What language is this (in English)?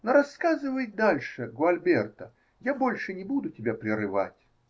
Russian